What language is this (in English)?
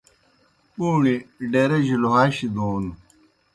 Kohistani Shina